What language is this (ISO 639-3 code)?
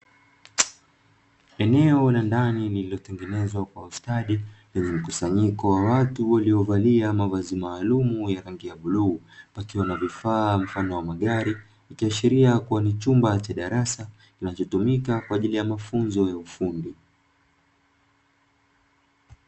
swa